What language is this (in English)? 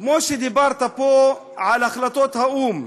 Hebrew